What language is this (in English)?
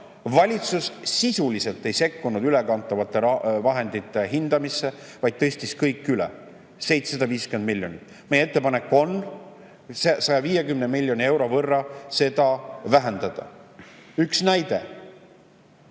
Estonian